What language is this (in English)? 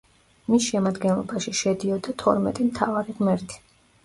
Georgian